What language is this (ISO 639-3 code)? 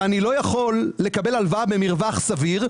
heb